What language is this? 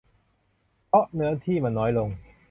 Thai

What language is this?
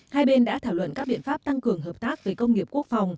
Vietnamese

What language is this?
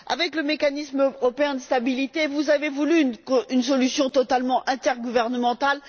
French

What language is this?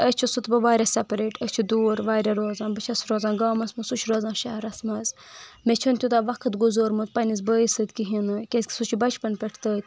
Kashmiri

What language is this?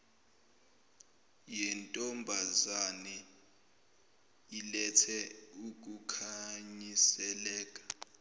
Zulu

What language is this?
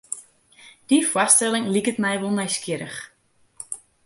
Western Frisian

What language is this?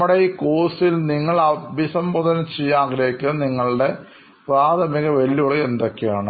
Malayalam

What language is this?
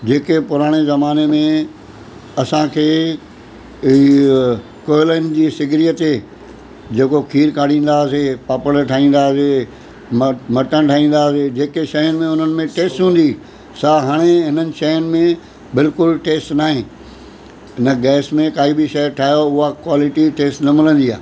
Sindhi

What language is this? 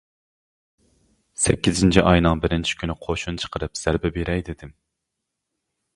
Uyghur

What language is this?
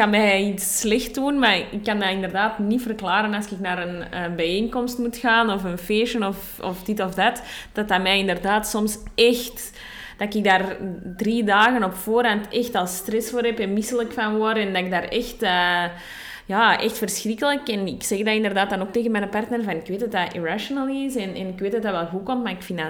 Dutch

